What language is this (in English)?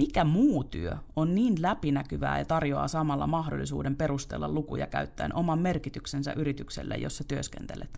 Finnish